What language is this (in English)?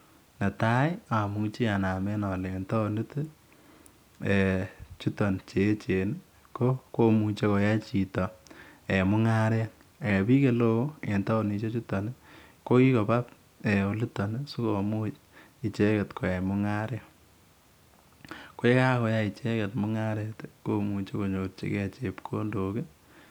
Kalenjin